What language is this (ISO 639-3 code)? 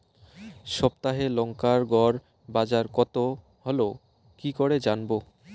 ben